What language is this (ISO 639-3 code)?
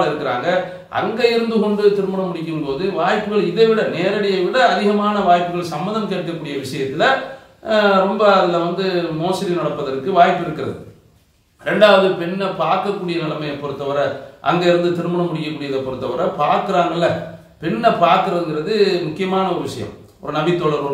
ara